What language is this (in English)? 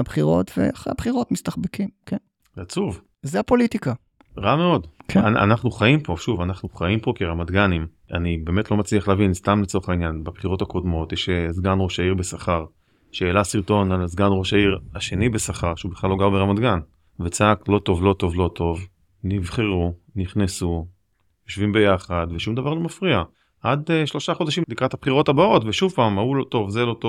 Hebrew